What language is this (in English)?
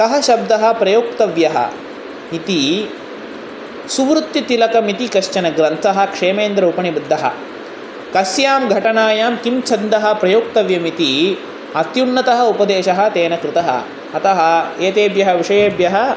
Sanskrit